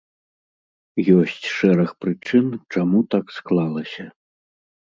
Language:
Belarusian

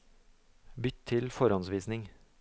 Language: Norwegian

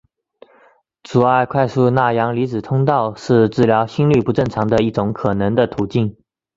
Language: Chinese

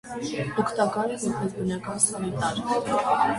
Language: Armenian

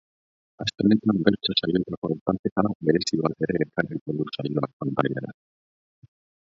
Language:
Basque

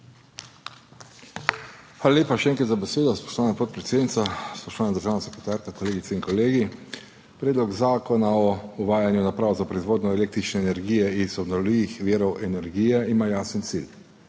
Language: Slovenian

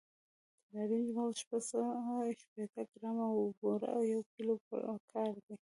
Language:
Pashto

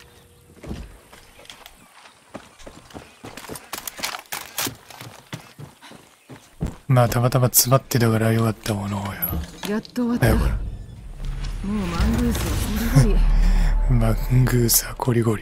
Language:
Japanese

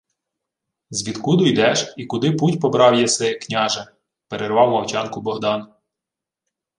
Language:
Ukrainian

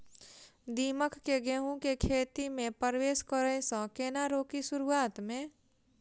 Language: Maithili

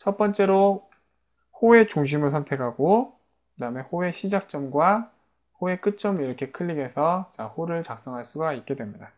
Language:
Korean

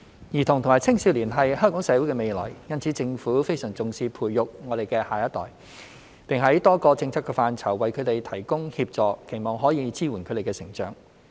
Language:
Cantonese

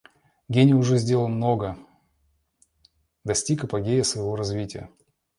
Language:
Russian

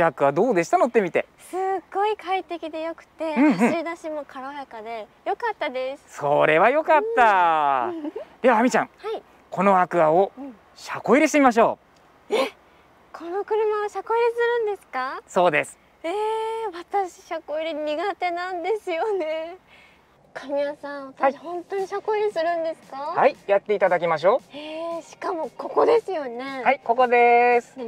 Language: Japanese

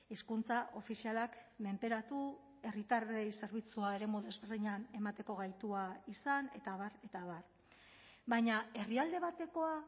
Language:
Basque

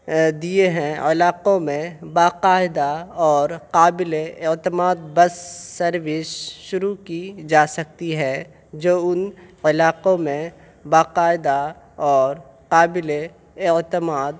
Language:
Urdu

